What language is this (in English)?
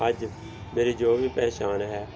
Punjabi